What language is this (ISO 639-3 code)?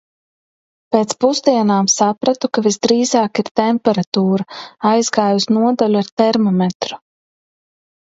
lav